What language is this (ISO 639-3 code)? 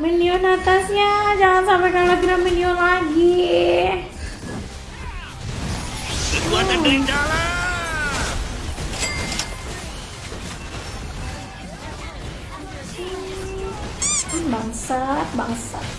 ind